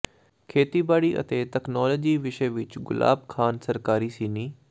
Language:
Punjabi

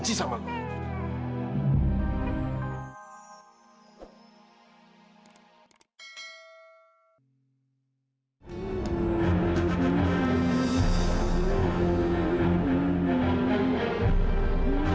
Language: Indonesian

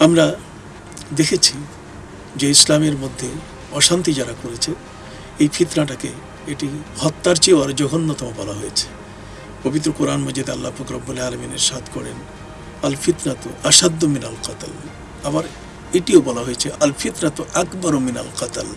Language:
Turkish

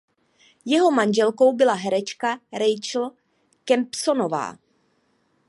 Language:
Czech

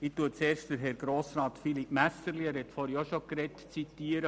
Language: Swiss German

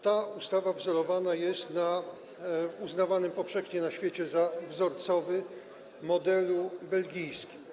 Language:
Polish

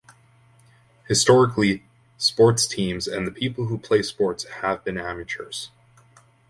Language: English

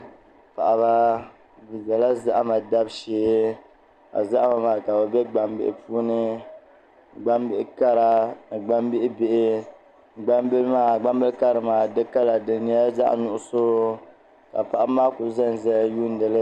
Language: Dagbani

